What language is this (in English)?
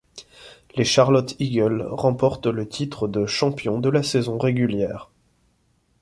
French